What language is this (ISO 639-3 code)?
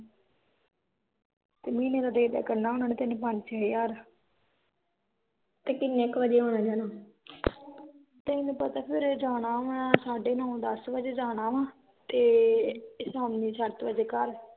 pan